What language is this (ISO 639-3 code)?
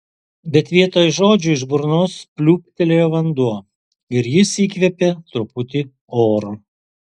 lit